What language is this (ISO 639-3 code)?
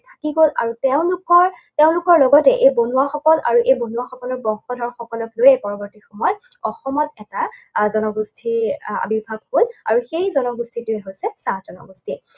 asm